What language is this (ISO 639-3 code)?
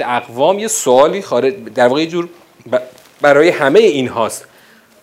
fas